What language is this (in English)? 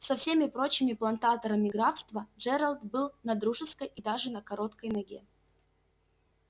Russian